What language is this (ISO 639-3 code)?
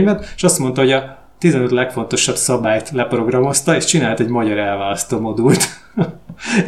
hun